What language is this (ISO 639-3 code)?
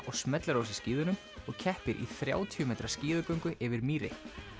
isl